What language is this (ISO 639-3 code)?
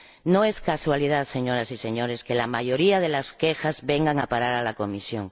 spa